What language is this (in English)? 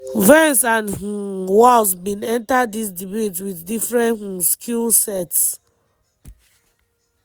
Nigerian Pidgin